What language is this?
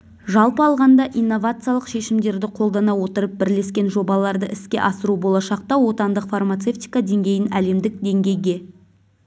Kazakh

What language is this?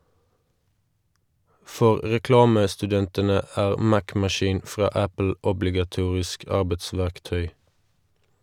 Norwegian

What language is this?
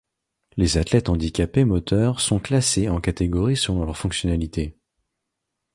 French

